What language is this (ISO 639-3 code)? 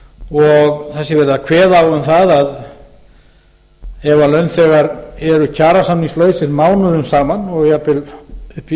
isl